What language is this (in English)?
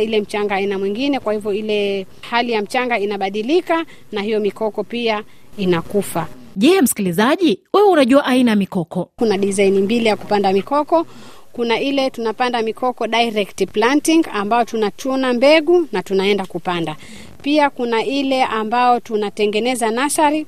Swahili